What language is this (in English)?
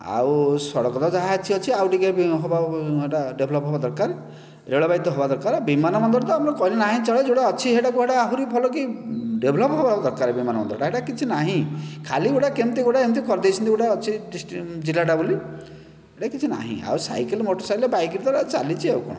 Odia